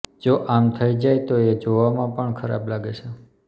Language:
Gujarati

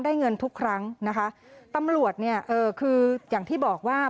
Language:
Thai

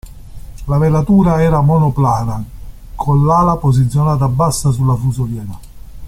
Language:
Italian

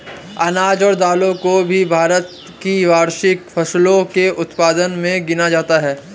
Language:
Hindi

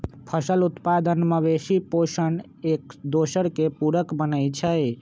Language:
Magahi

